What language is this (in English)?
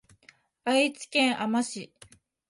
Japanese